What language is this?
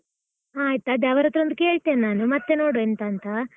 Kannada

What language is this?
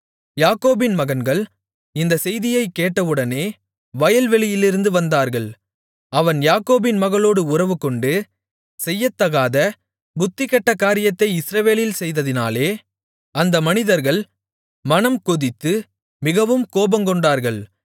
Tamil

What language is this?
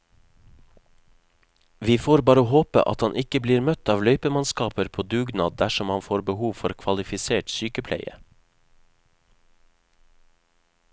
Norwegian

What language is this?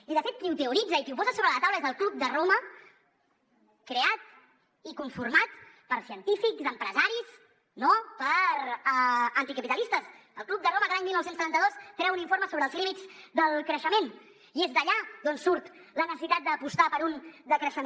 Catalan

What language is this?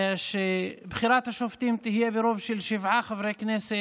Hebrew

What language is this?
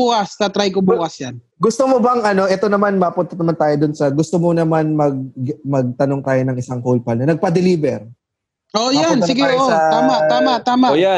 Filipino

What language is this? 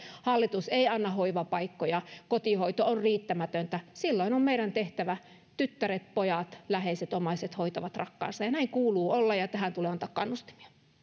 Finnish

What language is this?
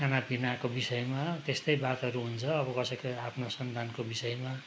Nepali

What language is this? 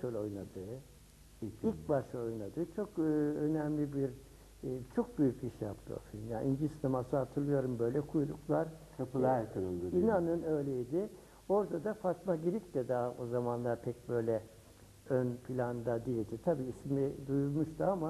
Turkish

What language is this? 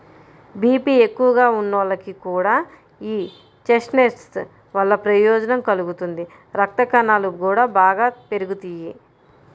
Telugu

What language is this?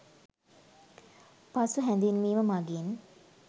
Sinhala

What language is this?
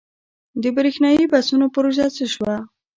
Pashto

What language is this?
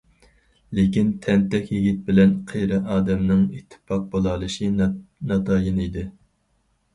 Uyghur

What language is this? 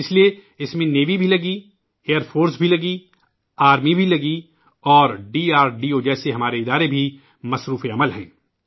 Urdu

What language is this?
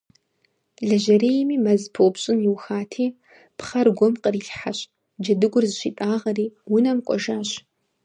Kabardian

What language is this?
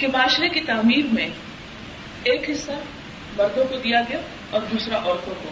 Urdu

